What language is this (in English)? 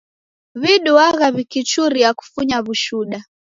Taita